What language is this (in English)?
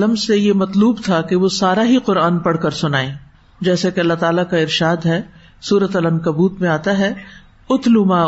Urdu